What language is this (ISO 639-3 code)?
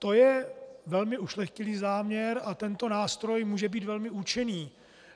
ces